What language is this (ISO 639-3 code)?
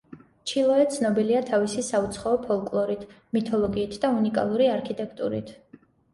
kat